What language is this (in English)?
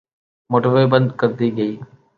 Urdu